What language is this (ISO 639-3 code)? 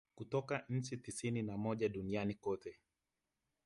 swa